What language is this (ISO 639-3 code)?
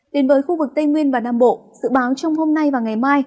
vie